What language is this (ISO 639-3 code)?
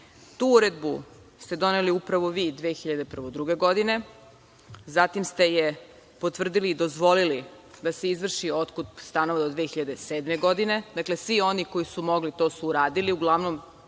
srp